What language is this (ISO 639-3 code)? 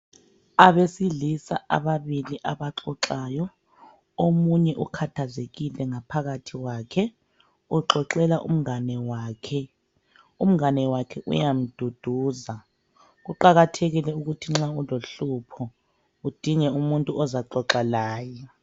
nde